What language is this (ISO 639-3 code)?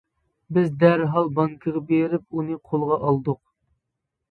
uig